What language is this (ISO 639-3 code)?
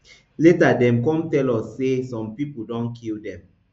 pcm